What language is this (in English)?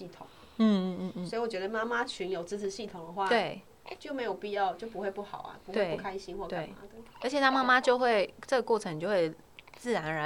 Chinese